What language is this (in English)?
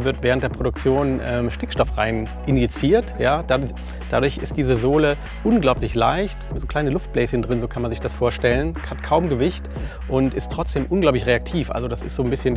German